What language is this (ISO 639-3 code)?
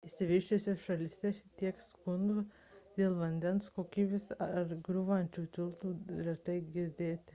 lit